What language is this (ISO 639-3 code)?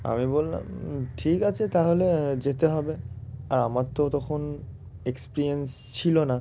ben